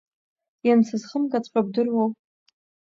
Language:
Abkhazian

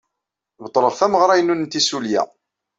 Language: Kabyle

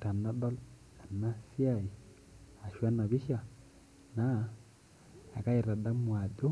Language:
Masai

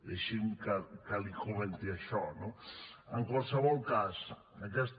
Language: Catalan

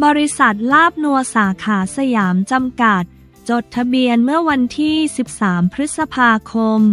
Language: Thai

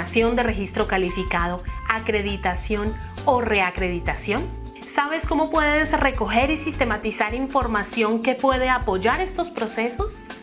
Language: Spanish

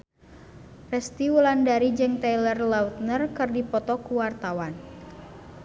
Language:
Sundanese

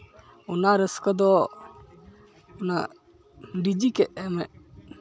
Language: Santali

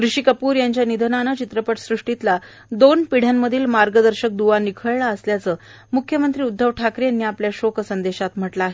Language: Marathi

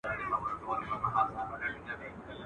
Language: Pashto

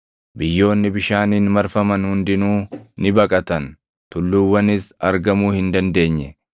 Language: Oromo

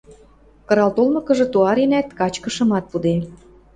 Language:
Western Mari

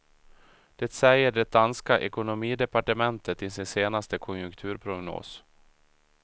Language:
Swedish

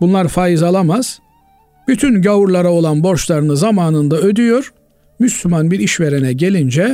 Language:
Turkish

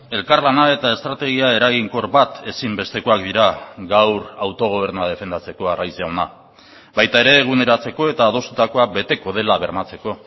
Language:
Basque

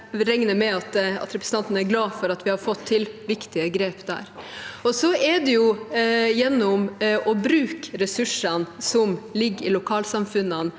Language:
Norwegian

